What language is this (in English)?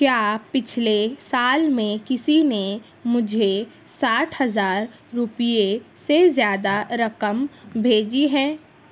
Urdu